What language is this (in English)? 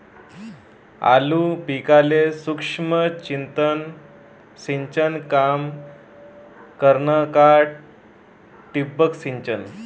Marathi